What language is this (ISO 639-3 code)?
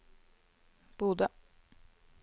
nor